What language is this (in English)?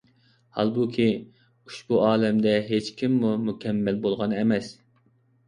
Uyghur